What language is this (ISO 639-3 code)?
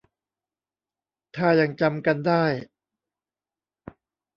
tha